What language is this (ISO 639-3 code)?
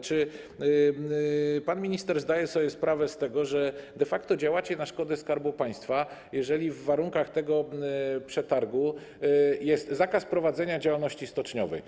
pol